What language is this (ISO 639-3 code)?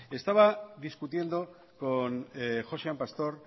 spa